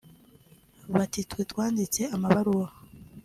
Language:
Kinyarwanda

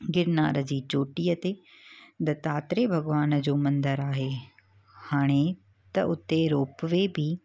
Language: Sindhi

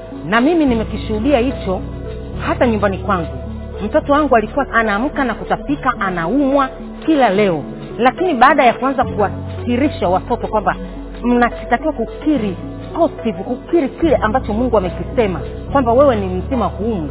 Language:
Swahili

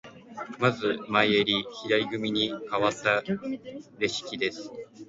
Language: Japanese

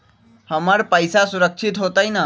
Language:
Magahi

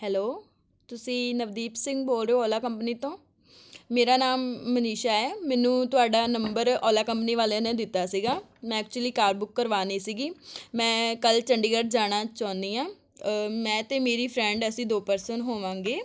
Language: Punjabi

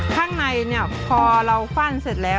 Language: Thai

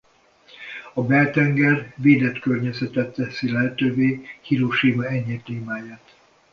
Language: Hungarian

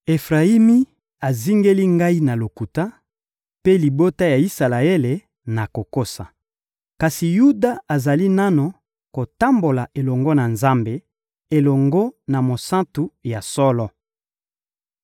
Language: Lingala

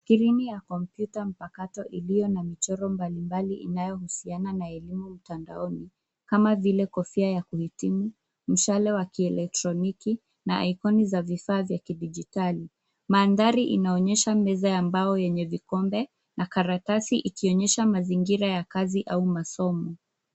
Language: Swahili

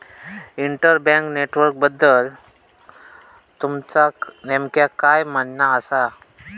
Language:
Marathi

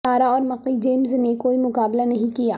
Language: Urdu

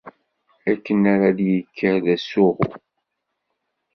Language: Kabyle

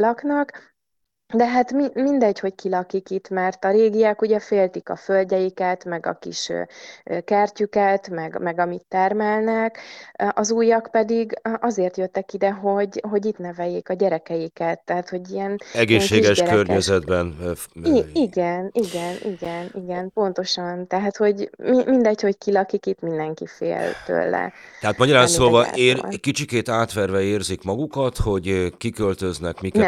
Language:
Hungarian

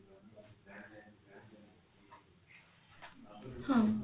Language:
Odia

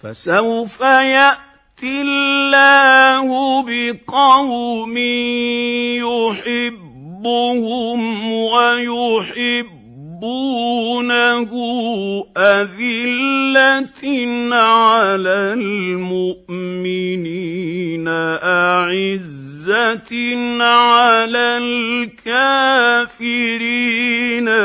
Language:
Arabic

